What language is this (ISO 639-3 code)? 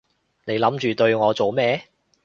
yue